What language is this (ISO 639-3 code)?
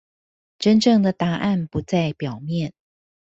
zho